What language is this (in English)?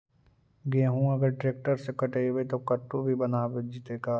Magahi